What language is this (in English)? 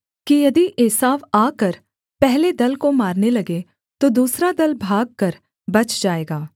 Hindi